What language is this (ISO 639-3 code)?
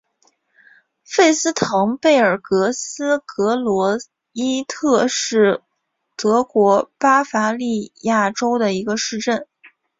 zho